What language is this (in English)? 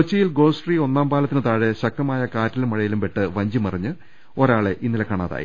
Malayalam